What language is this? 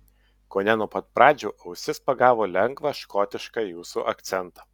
Lithuanian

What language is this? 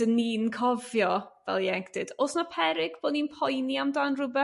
Welsh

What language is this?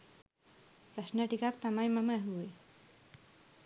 Sinhala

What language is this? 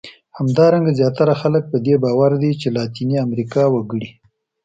Pashto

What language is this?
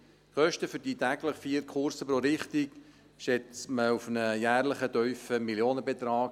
Swiss German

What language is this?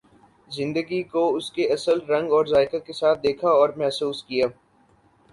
Urdu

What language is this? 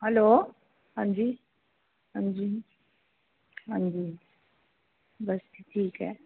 Dogri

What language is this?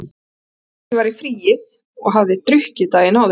Icelandic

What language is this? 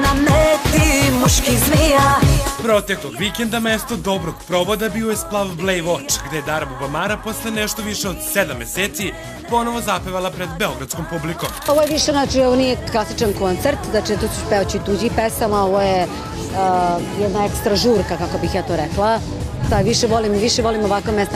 Italian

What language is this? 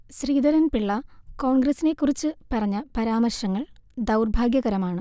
Malayalam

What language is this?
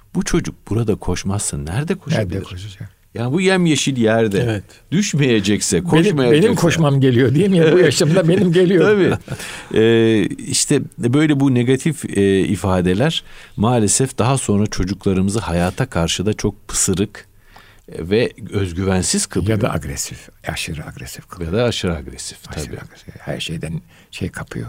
Turkish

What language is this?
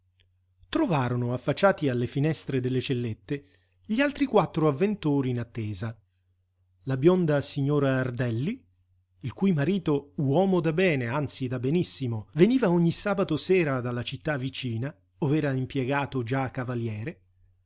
Italian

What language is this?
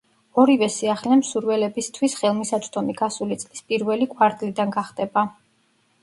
Georgian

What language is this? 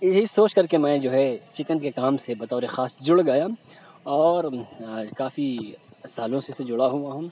Urdu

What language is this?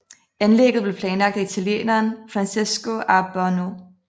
Danish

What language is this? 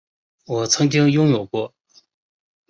Chinese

